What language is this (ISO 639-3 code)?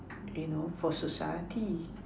eng